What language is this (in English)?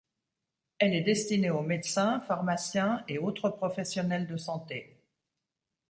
French